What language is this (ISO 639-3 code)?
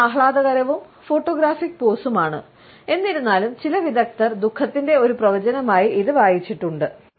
mal